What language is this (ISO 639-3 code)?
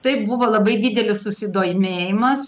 lit